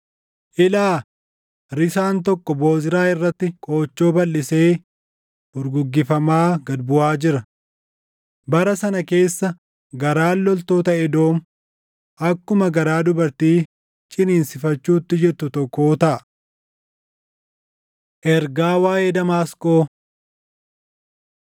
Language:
Oromo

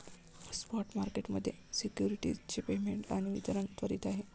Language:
Marathi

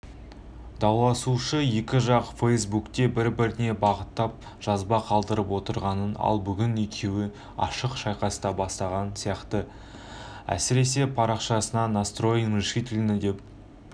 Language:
Kazakh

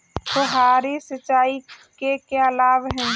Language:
Hindi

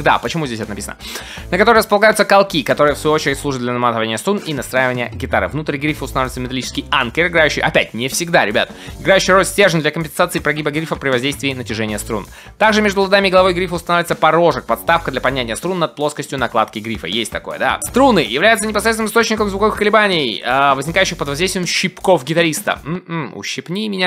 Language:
Russian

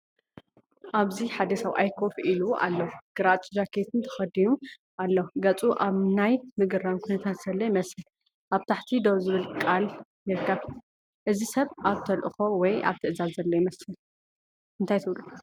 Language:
Tigrinya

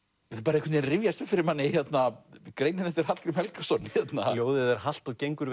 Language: Icelandic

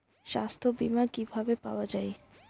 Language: Bangla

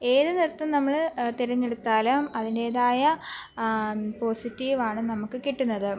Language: Malayalam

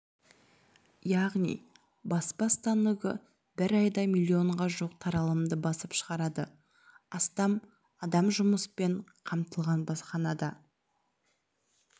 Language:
Kazakh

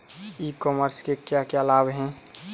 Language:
Hindi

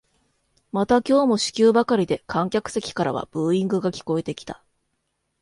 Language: Japanese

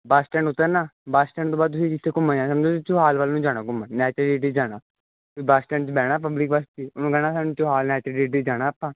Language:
Punjabi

